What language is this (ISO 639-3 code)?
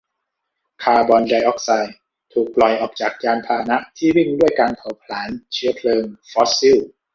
tha